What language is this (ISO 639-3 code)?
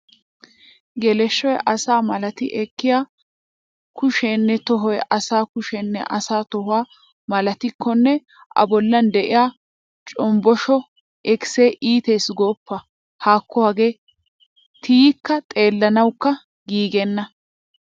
wal